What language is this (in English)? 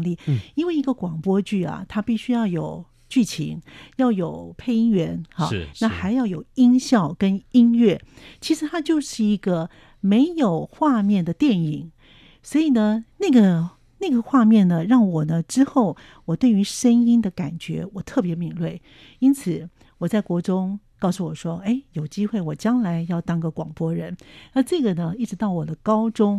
Chinese